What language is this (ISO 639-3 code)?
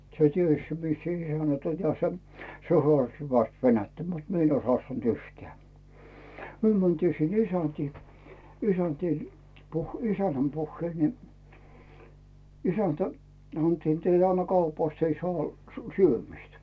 fin